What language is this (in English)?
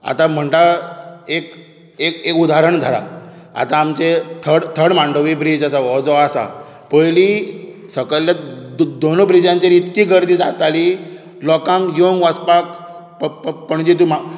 Konkani